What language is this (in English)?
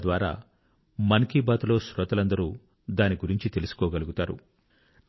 Telugu